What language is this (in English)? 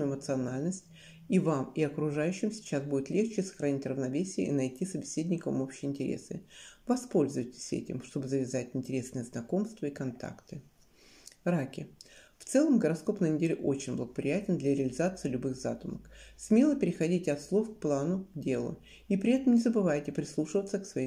Russian